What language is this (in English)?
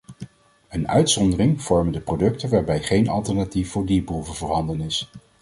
Dutch